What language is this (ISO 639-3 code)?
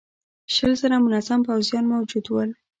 pus